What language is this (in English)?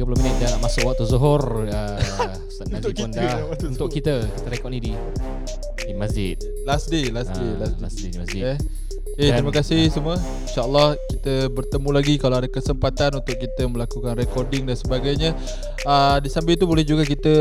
Malay